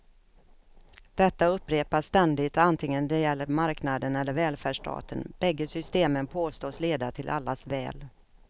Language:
Swedish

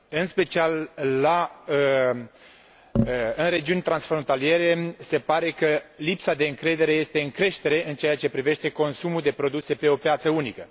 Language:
Romanian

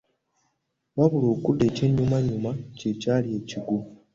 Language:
Ganda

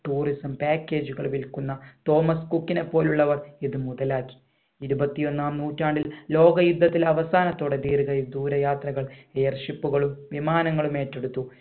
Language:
Malayalam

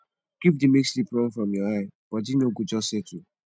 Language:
Nigerian Pidgin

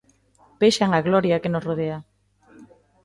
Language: Galician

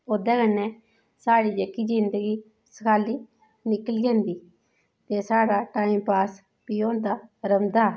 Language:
Dogri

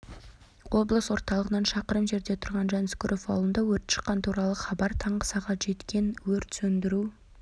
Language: Kazakh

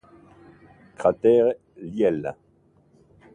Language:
Italian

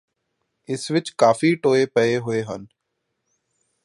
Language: Punjabi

